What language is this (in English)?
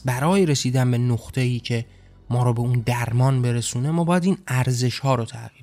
Persian